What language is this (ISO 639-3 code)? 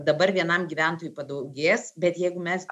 lit